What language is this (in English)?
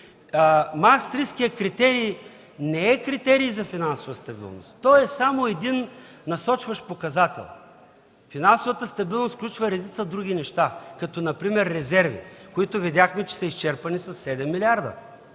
Bulgarian